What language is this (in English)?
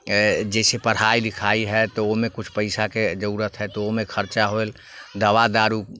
Maithili